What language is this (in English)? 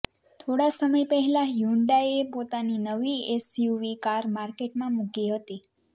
Gujarati